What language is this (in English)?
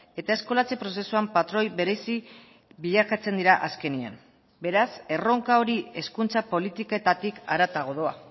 Basque